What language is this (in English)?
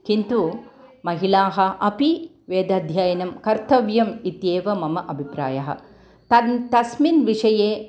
Sanskrit